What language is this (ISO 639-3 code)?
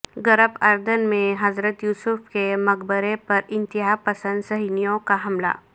urd